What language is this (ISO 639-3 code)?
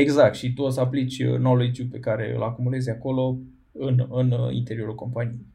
ron